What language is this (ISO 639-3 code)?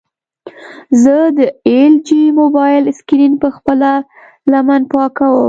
pus